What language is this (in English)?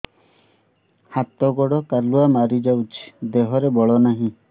Odia